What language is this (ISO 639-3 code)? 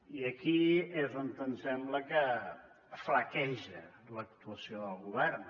cat